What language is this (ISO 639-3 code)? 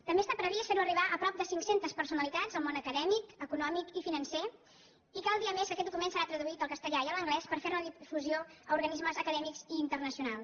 cat